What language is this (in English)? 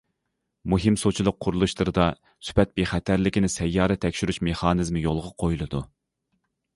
Uyghur